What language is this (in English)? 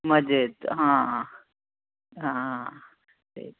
Marathi